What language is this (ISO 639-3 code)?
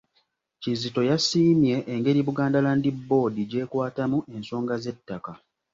lug